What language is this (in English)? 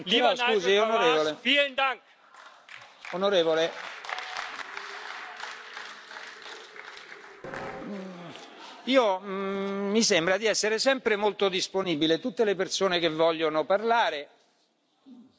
Italian